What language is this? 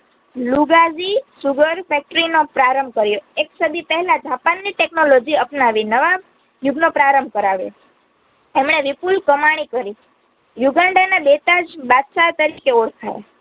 Gujarati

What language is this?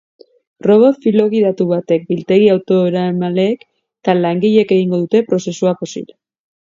Basque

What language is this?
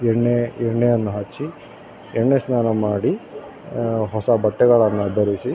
Kannada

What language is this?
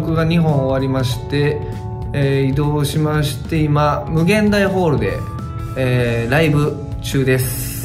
Japanese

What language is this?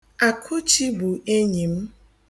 Igbo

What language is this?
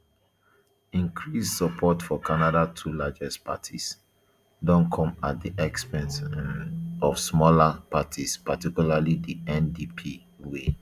Nigerian Pidgin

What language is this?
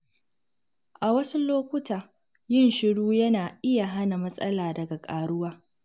Hausa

